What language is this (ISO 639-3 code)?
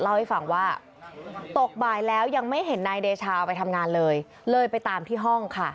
tha